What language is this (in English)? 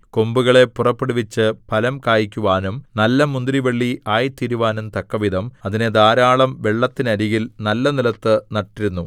Malayalam